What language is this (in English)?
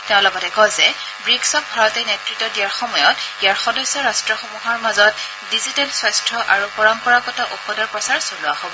Assamese